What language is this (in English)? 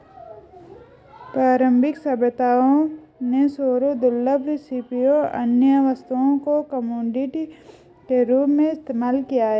Hindi